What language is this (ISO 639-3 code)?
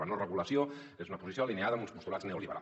cat